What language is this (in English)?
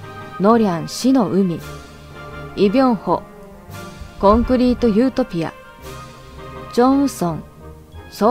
Japanese